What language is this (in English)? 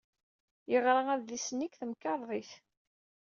Kabyle